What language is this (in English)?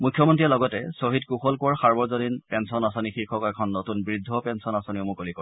Assamese